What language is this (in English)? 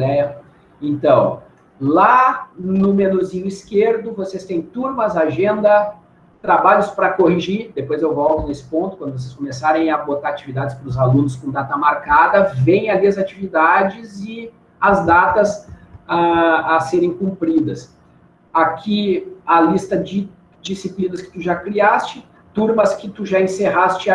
Portuguese